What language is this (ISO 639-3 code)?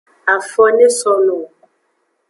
ajg